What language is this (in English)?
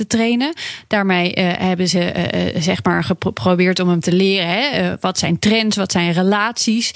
Dutch